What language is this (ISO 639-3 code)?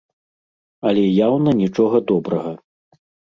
bel